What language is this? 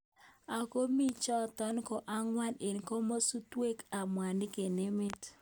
Kalenjin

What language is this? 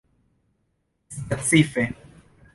Esperanto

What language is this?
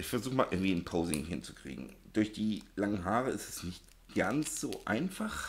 German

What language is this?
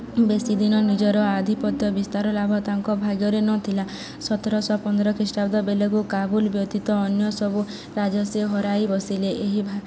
Odia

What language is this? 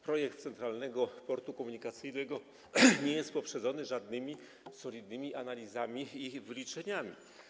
Polish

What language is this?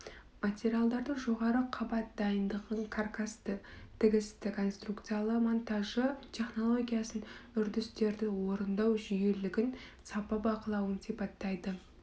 Kazakh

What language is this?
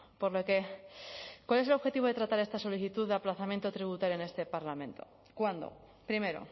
Spanish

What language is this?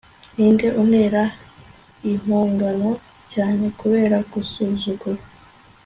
Kinyarwanda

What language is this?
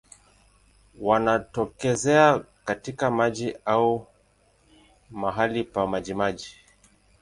Swahili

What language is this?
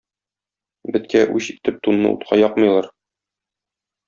Tatar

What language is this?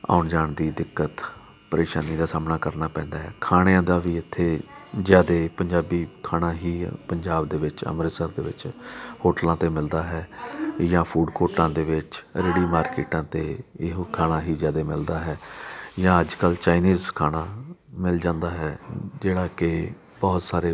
Punjabi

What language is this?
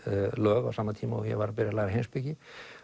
Icelandic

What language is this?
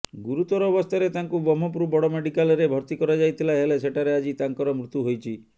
Odia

